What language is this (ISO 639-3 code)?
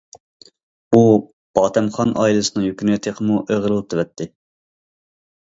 uig